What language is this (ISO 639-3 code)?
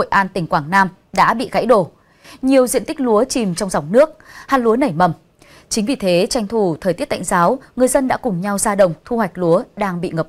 vie